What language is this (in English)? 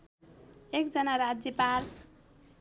Nepali